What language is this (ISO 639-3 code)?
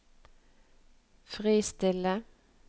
nor